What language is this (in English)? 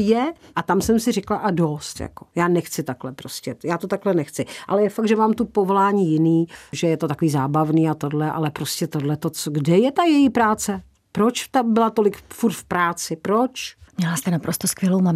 Czech